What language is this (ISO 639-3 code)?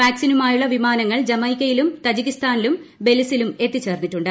mal